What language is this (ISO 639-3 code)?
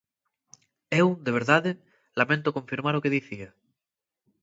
glg